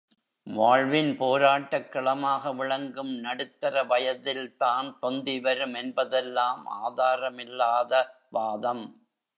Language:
Tamil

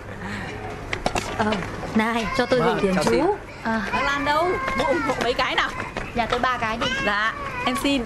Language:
Vietnamese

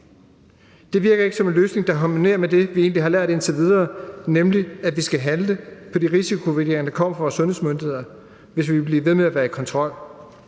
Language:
Danish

